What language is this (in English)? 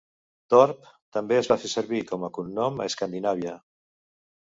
Catalan